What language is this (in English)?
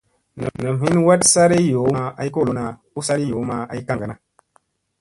Musey